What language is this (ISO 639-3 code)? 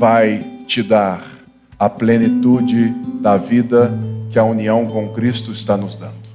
por